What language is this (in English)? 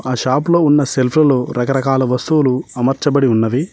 Telugu